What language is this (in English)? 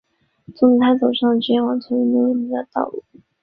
Chinese